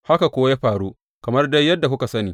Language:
Hausa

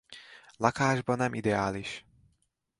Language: Hungarian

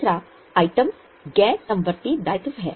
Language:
Hindi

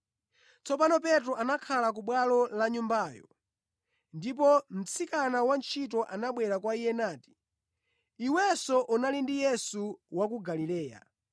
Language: Nyanja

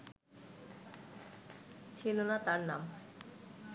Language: Bangla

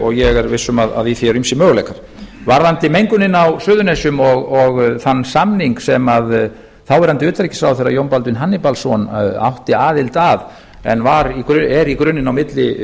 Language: Icelandic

